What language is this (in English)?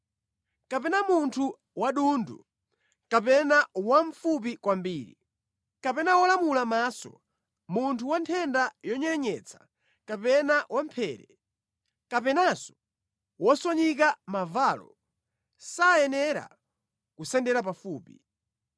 Nyanja